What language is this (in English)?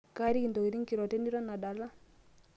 Masai